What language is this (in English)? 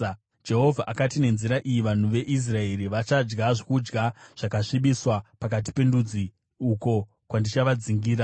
Shona